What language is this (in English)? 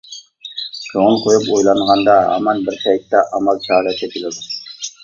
Uyghur